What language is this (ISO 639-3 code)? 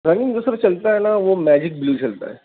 urd